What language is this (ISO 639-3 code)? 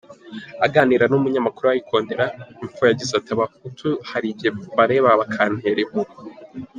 kin